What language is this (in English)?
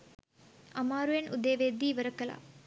Sinhala